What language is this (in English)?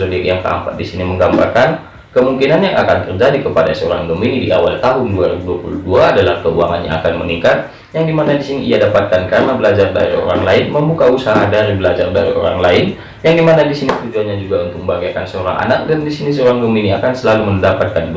Indonesian